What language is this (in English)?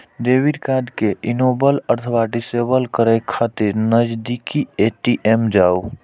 Maithili